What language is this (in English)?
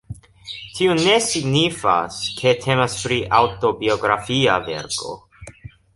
Esperanto